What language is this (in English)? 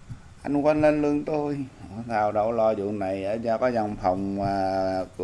Vietnamese